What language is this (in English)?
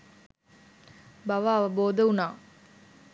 Sinhala